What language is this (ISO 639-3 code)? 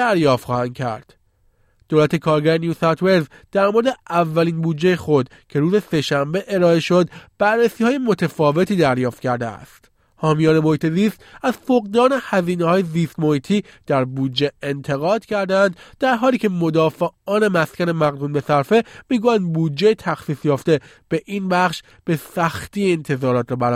fas